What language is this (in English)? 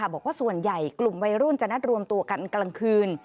Thai